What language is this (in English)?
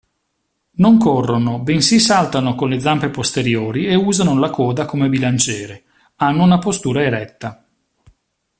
Italian